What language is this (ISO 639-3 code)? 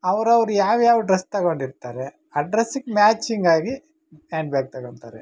kan